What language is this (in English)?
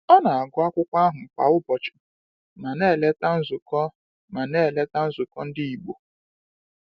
Igbo